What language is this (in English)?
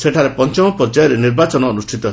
Odia